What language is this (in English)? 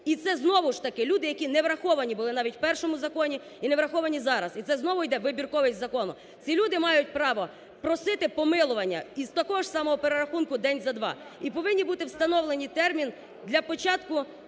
Ukrainian